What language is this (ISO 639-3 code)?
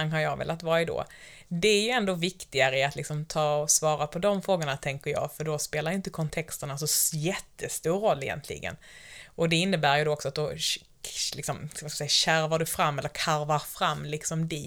swe